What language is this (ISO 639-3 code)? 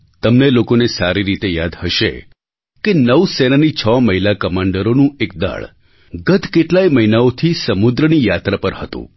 guj